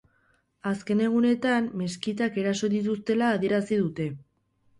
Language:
Basque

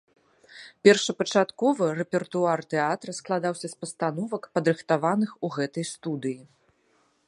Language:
Belarusian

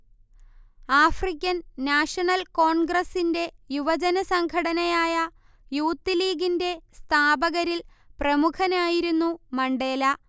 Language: Malayalam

